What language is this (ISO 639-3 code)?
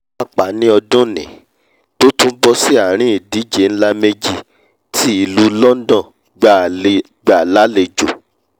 yor